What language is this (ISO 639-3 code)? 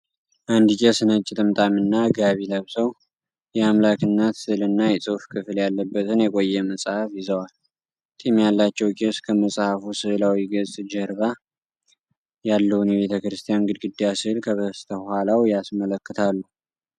amh